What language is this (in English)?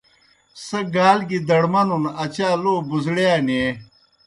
Kohistani Shina